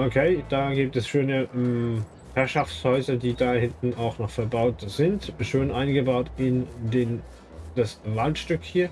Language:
German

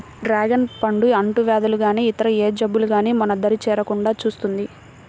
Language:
Telugu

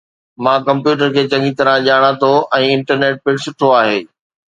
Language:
Sindhi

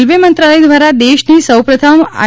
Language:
Gujarati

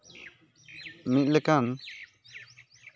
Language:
Santali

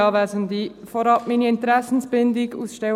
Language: Swiss German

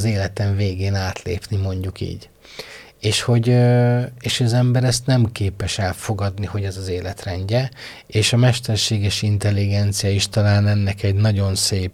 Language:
Hungarian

